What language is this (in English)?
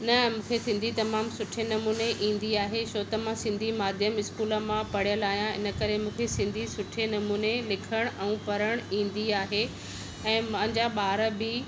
Sindhi